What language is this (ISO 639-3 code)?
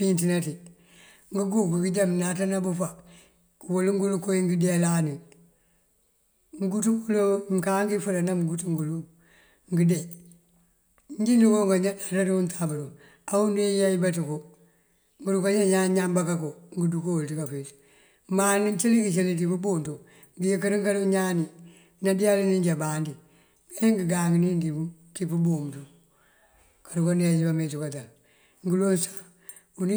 mfv